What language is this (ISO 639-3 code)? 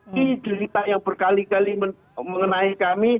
ind